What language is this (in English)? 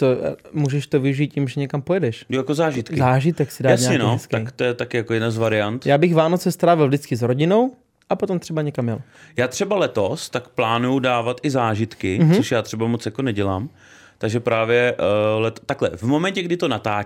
Czech